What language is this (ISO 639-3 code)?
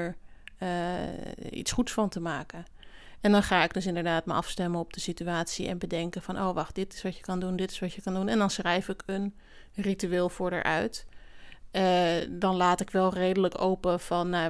nld